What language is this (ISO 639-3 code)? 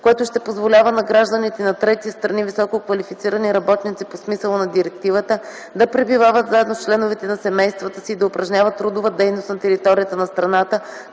bul